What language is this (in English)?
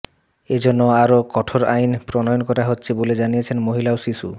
Bangla